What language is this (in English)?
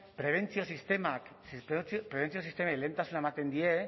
Basque